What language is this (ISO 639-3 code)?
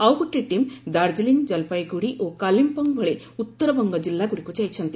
ori